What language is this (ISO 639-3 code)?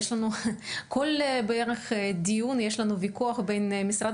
heb